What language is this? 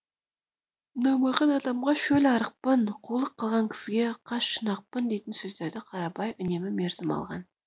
Kazakh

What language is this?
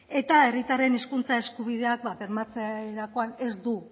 Basque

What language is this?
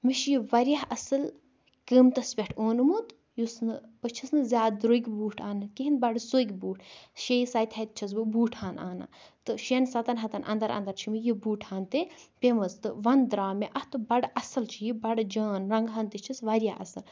Kashmiri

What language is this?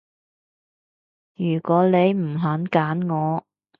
Cantonese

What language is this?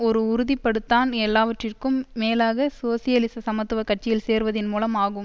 Tamil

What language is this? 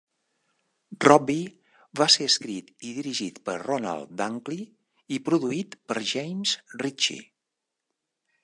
Catalan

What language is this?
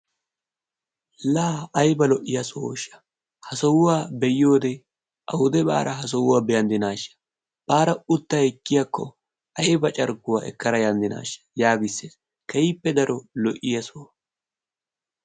Wolaytta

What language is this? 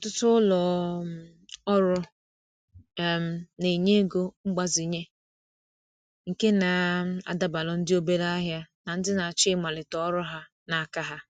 Igbo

